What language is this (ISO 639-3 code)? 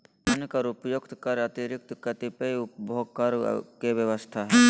mag